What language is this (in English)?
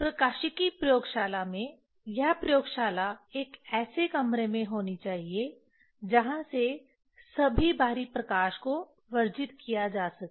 Hindi